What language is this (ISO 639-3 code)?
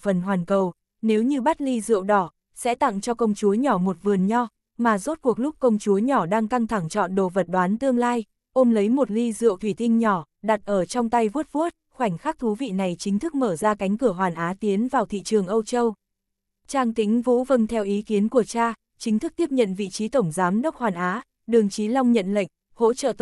vie